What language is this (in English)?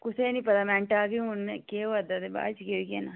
Dogri